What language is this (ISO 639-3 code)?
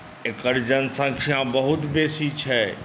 mai